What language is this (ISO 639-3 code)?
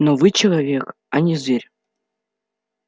rus